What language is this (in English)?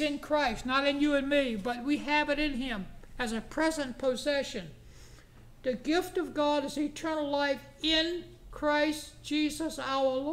English